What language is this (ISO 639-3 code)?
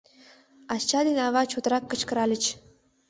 chm